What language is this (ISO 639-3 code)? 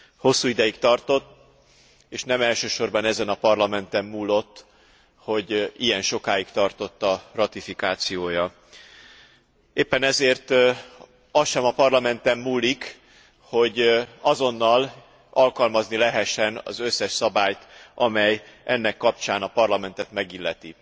hun